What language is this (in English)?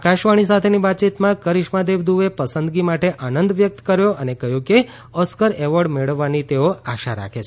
Gujarati